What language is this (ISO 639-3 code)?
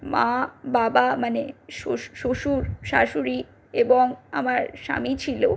ben